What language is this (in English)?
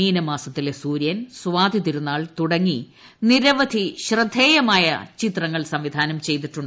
Malayalam